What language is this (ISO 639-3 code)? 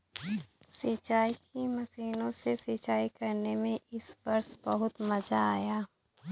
hin